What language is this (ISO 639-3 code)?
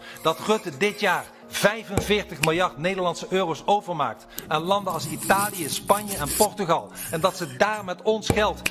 nld